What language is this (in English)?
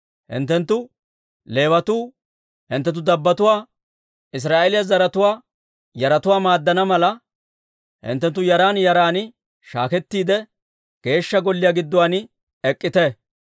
Dawro